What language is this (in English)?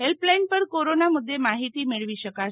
Gujarati